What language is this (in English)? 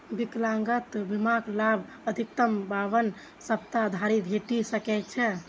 Maithili